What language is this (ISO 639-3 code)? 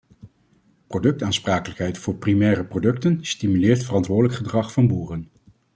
nld